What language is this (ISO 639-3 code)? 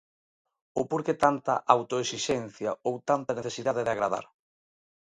glg